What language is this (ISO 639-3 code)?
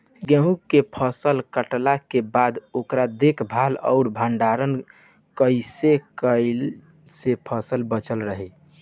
bho